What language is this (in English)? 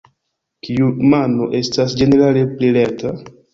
Esperanto